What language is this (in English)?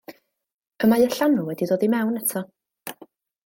Welsh